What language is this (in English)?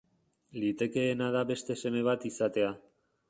Basque